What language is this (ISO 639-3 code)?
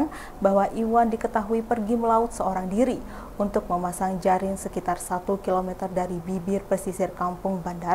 ind